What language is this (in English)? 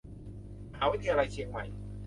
Thai